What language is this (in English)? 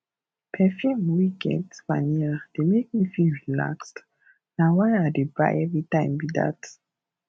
Nigerian Pidgin